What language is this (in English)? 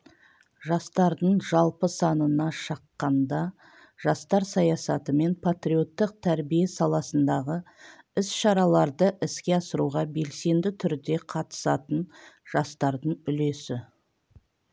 Kazakh